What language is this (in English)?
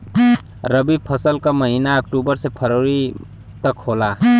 Bhojpuri